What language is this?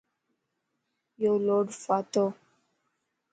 Lasi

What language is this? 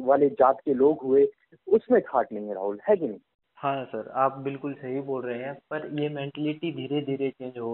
Hindi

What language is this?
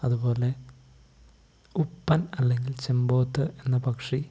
Malayalam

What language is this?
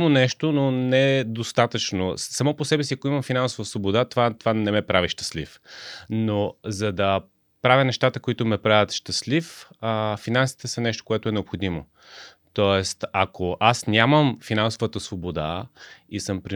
Bulgarian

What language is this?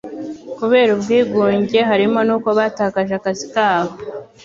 Kinyarwanda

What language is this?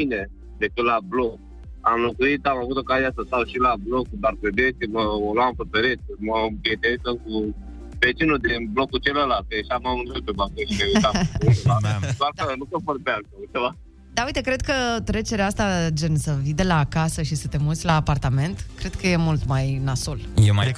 Romanian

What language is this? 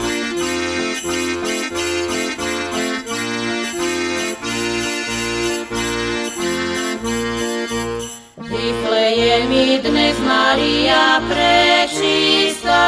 Slovak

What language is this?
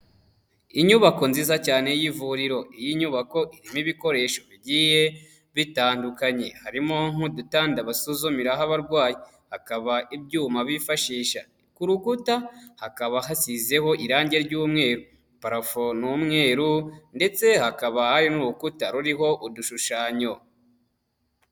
Kinyarwanda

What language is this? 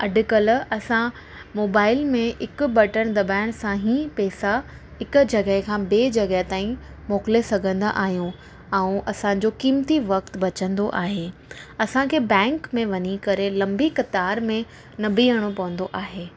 Sindhi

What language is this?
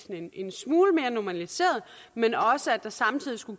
Danish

